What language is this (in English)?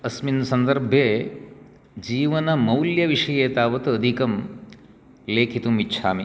Sanskrit